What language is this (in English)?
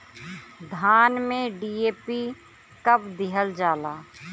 Bhojpuri